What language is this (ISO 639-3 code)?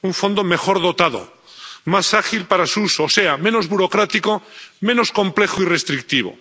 spa